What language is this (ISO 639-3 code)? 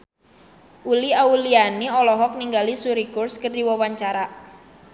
sun